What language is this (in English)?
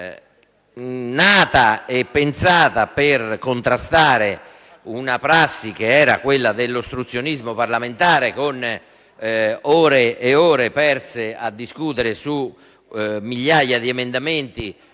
Italian